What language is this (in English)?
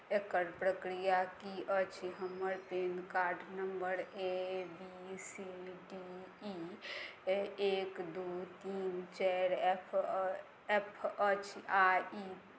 Maithili